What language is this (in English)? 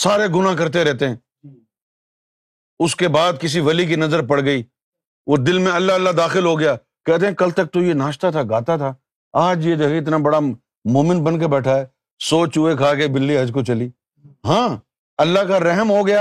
Urdu